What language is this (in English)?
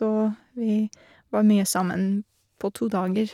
Norwegian